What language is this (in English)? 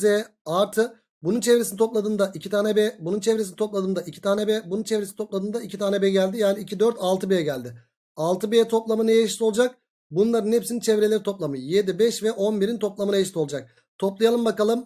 Turkish